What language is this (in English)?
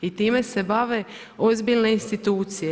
Croatian